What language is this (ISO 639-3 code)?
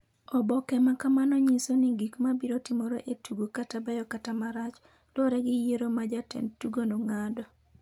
luo